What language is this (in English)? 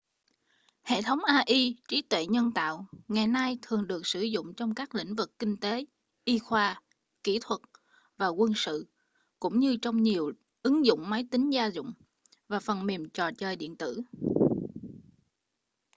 Vietnamese